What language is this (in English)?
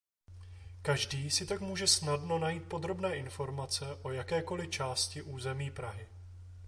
Czech